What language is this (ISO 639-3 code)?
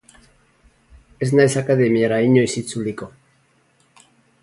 eus